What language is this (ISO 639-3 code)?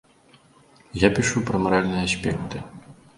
bel